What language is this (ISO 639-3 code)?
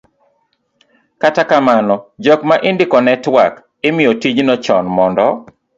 luo